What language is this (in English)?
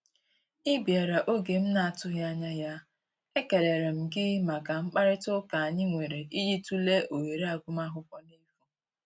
Igbo